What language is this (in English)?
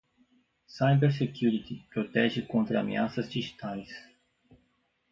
Portuguese